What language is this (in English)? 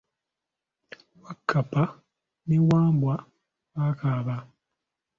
Ganda